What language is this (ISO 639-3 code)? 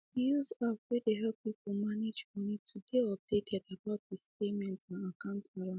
pcm